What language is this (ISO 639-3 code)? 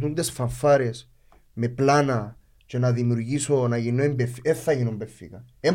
ell